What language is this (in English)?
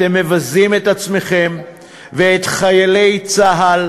Hebrew